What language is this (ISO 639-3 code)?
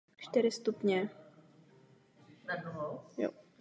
ces